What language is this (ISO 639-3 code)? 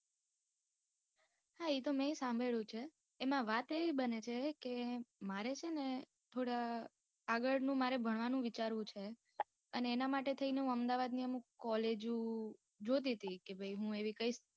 guj